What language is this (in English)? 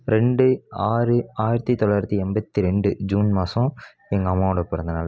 Tamil